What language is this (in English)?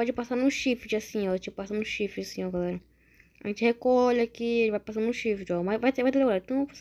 Portuguese